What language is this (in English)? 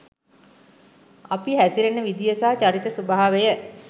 Sinhala